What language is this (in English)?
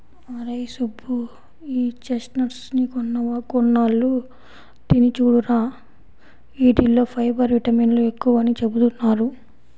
Telugu